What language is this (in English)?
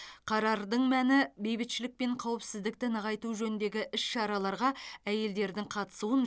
Kazakh